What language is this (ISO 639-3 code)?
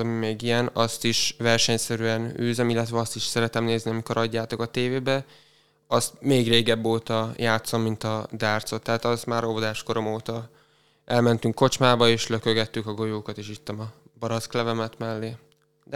hun